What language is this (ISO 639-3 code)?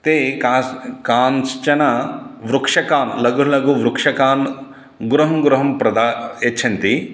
san